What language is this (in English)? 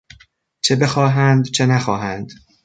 Persian